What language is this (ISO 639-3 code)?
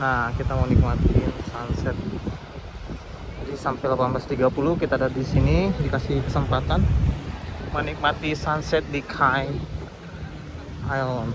ind